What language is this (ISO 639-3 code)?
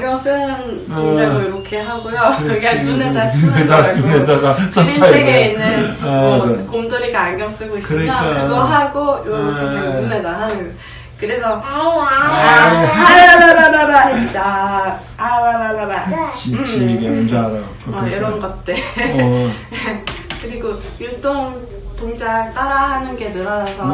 kor